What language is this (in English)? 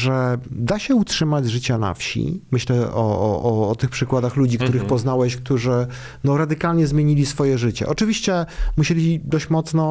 Polish